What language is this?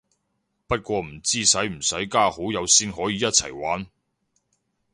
Cantonese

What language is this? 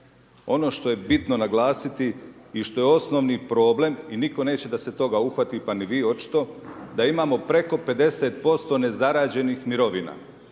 Croatian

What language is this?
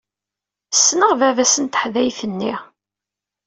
Kabyle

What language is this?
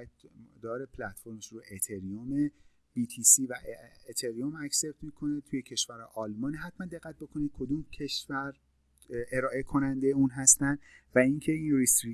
Persian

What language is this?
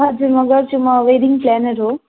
Nepali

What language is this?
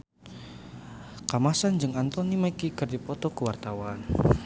Sundanese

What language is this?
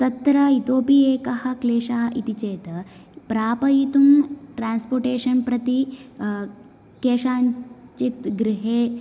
Sanskrit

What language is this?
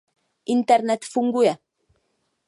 Czech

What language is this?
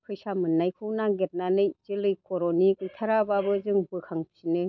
Bodo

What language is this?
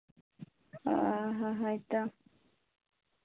Santali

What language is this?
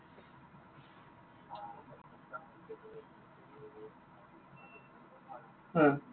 Assamese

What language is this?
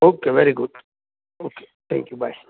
Gujarati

